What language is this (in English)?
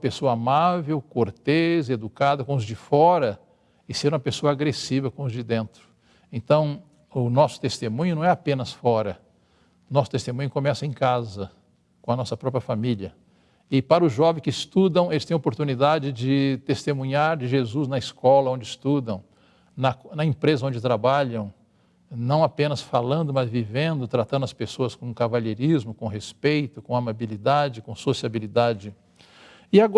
Portuguese